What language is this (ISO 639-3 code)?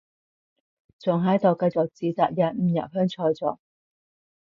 yue